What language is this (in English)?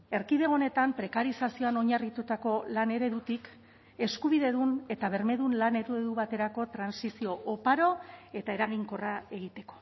Basque